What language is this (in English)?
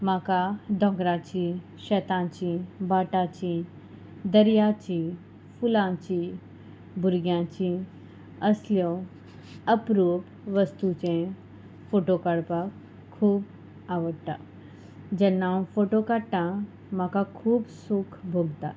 Konkani